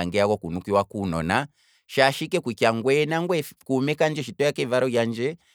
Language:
Kwambi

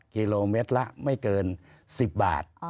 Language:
Thai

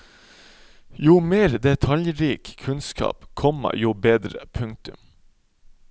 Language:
Norwegian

